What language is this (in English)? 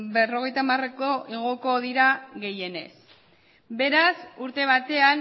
Basque